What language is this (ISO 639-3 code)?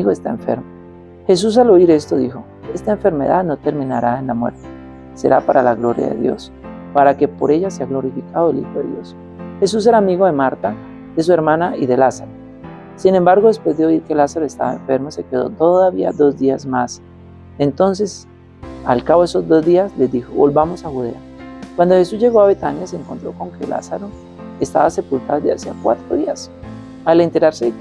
spa